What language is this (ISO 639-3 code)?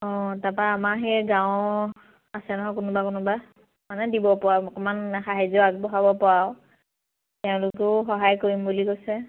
asm